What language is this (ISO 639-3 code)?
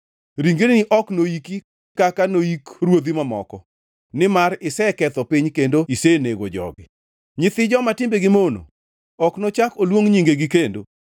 luo